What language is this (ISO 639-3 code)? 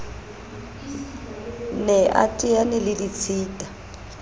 sot